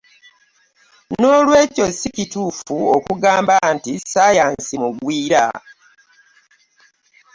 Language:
Ganda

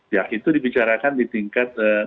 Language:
Indonesian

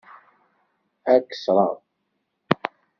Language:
Kabyle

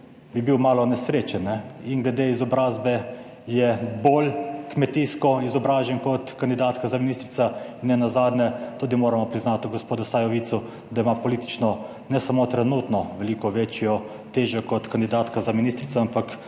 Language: Slovenian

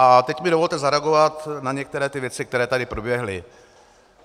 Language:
Czech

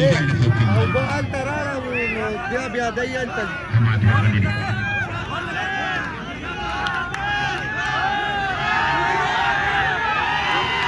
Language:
Arabic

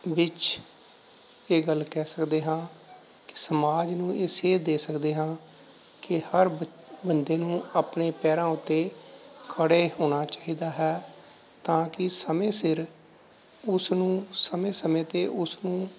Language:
Punjabi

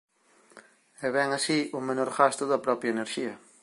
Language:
Galician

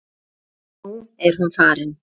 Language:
Icelandic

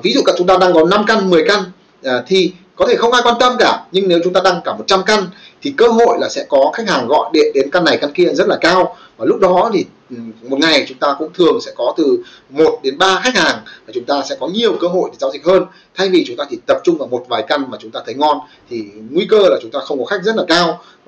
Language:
Vietnamese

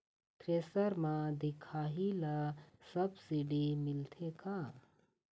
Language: Chhattisgarhi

